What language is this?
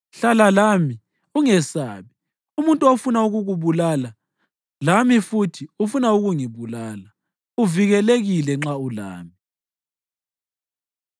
North Ndebele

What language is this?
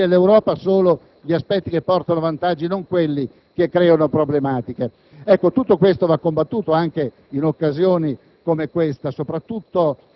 Italian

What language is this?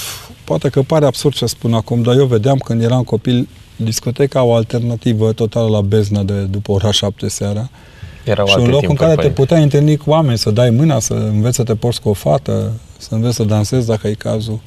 Romanian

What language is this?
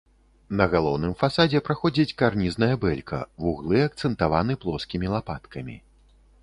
Belarusian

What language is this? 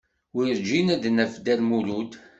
Kabyle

